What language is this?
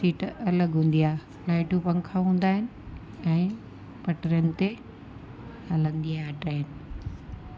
Sindhi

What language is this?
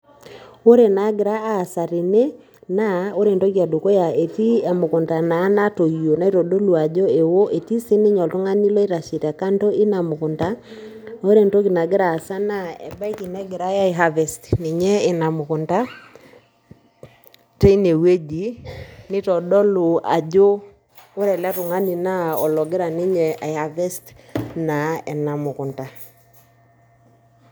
Masai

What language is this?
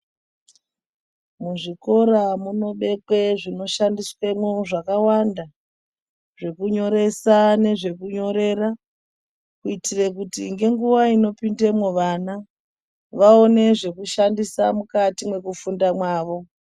Ndau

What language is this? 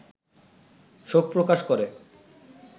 Bangla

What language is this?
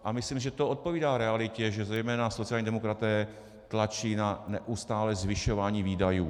Czech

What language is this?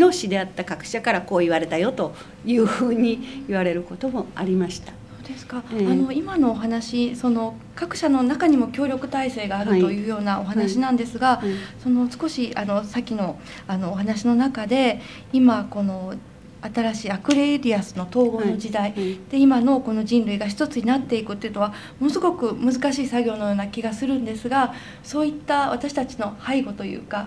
Japanese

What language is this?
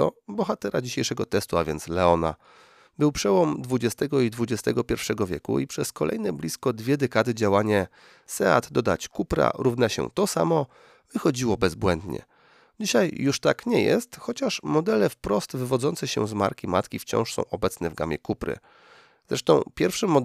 Polish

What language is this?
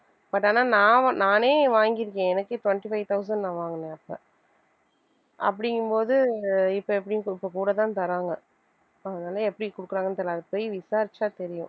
Tamil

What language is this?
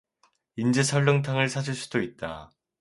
Korean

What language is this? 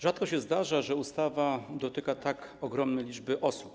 Polish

